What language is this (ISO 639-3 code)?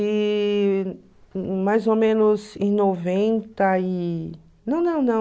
por